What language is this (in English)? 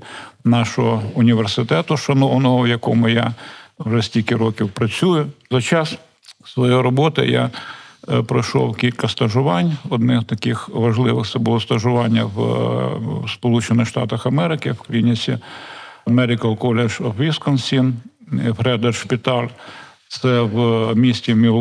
Ukrainian